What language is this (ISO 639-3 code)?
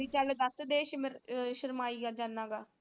pan